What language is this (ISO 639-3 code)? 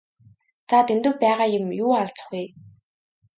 mon